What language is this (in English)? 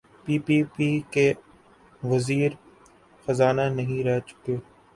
Urdu